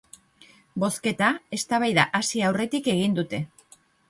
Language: Basque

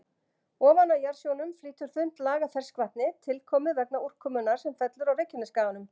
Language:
Icelandic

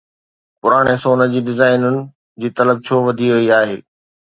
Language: Sindhi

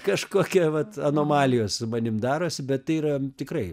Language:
Lithuanian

